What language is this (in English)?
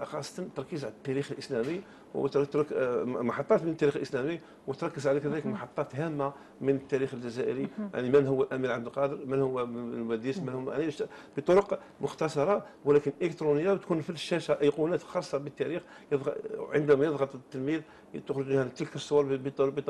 Arabic